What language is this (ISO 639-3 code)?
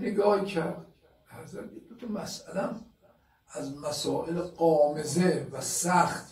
fas